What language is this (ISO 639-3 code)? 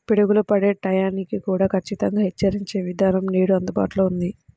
tel